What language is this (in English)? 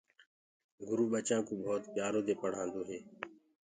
Gurgula